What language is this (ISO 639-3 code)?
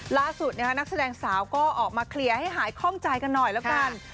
tha